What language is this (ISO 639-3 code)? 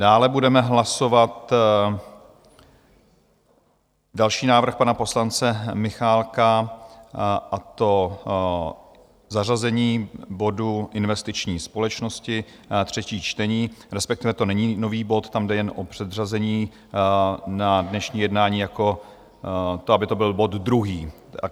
ces